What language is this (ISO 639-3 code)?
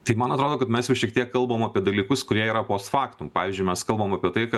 lit